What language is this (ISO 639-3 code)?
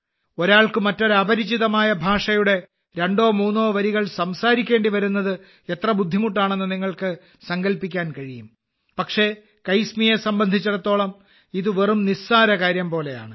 mal